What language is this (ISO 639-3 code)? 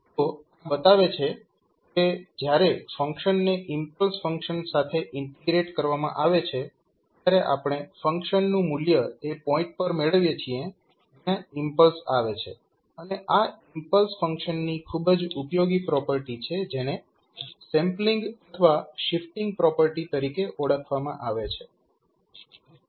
guj